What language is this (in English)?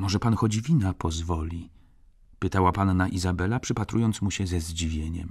Polish